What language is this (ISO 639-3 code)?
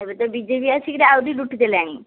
ori